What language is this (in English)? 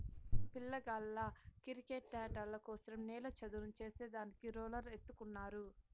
Telugu